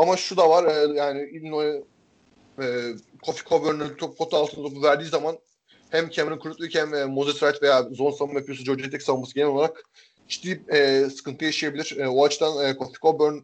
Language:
Turkish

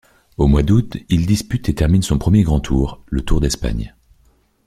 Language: French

